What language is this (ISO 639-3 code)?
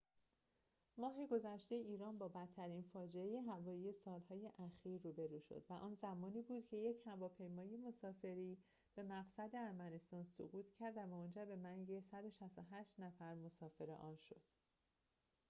fas